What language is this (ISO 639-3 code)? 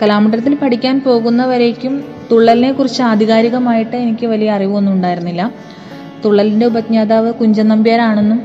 mal